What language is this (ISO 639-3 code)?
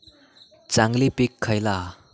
mar